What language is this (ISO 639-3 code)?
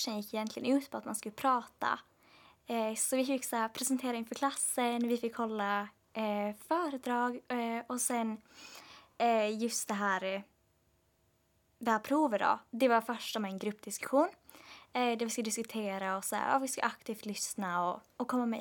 swe